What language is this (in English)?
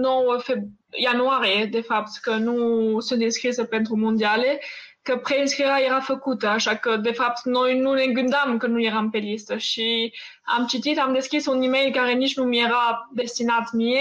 Romanian